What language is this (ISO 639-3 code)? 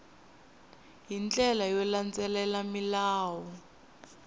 tso